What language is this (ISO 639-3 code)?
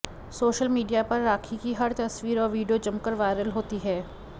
hin